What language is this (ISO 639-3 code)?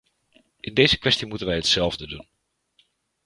nld